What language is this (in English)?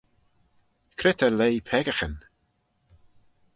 Manx